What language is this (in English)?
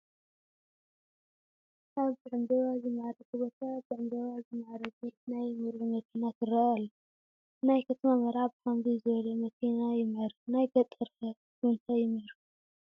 Tigrinya